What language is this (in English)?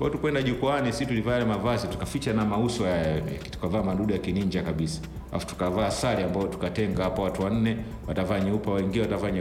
Swahili